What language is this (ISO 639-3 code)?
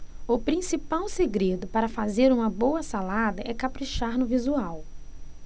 por